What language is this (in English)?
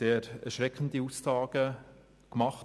Swiss German